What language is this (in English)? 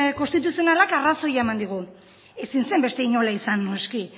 Basque